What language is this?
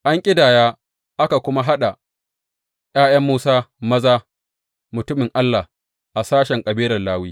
Hausa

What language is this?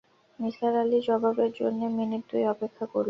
Bangla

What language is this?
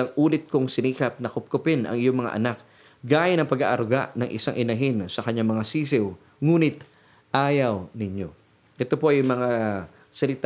Filipino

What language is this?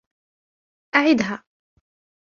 Arabic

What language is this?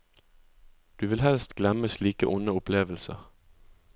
Norwegian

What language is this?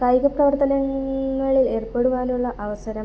Malayalam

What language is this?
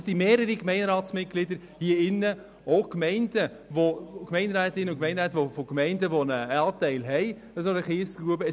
Swiss German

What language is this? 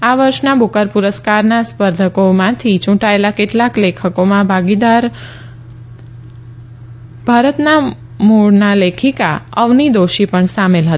Gujarati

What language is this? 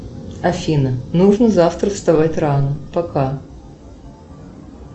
Russian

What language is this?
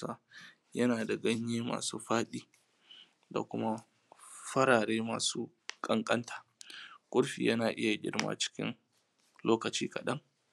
Hausa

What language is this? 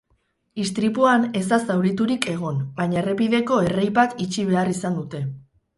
Basque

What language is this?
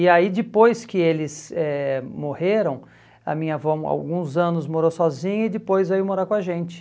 Portuguese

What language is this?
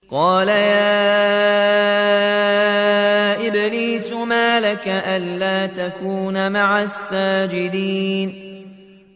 Arabic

